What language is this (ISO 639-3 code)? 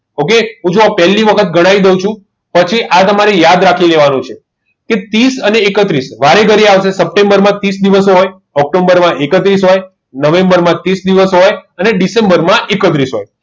guj